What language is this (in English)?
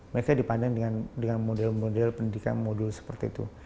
Indonesian